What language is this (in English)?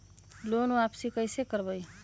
Magahi